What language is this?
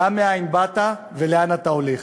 Hebrew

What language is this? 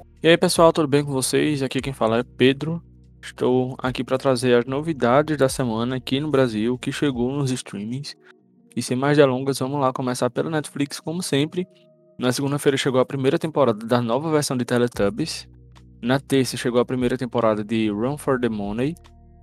Portuguese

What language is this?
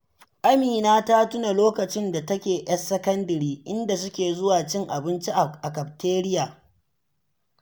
Hausa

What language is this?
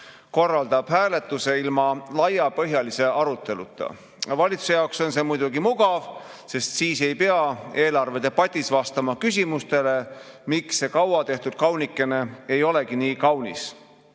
Estonian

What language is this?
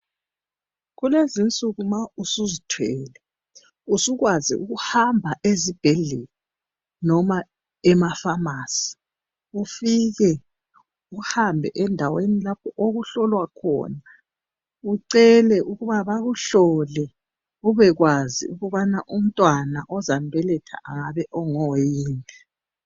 North Ndebele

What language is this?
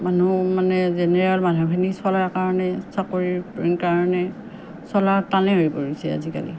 Assamese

